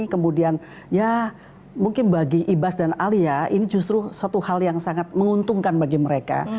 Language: Indonesian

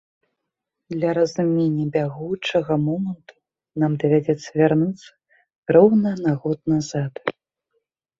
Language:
Belarusian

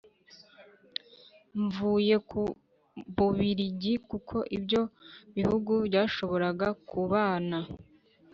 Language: Kinyarwanda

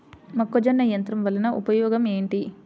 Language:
Telugu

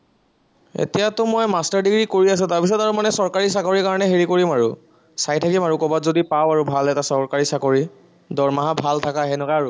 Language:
Assamese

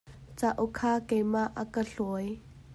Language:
Hakha Chin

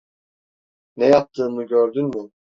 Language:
Turkish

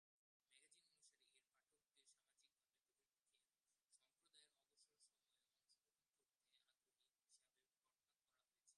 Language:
Bangla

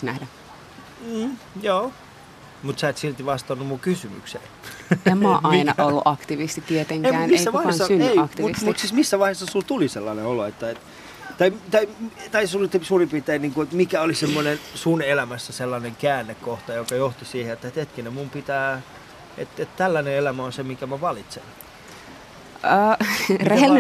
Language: Finnish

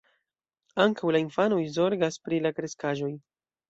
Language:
Esperanto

